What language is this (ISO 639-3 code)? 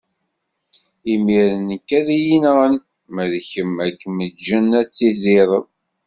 kab